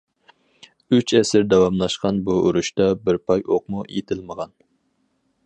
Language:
Uyghur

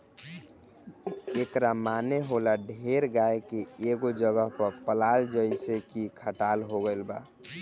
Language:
Bhojpuri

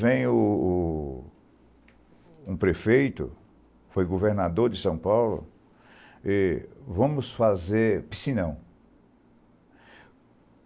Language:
Portuguese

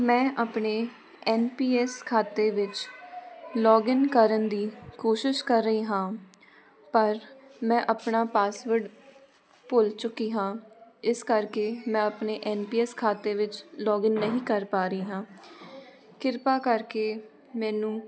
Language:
Punjabi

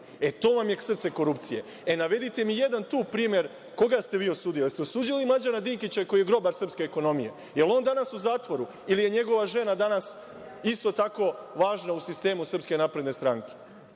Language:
Serbian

